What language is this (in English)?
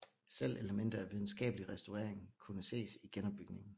Danish